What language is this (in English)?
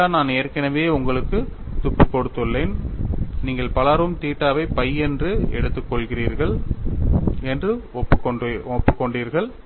Tamil